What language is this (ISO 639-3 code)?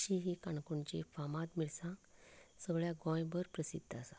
kok